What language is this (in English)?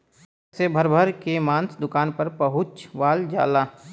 Bhojpuri